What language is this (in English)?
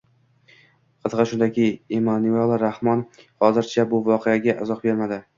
Uzbek